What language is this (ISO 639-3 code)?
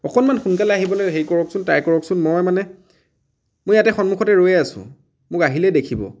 asm